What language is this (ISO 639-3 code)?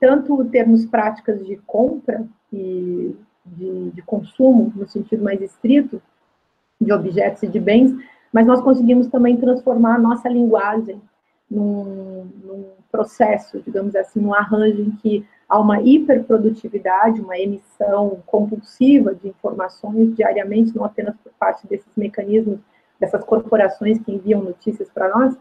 por